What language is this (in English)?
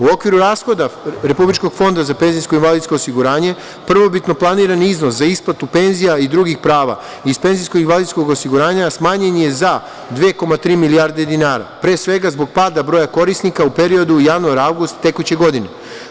Serbian